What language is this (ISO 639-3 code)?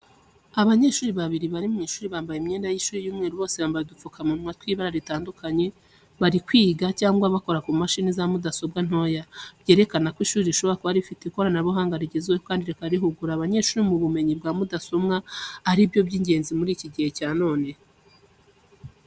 kin